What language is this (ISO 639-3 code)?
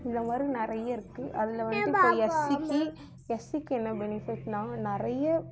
tam